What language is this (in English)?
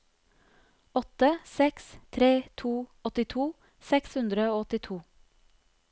Norwegian